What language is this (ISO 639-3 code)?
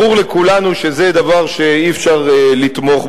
heb